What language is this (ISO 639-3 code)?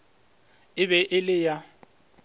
nso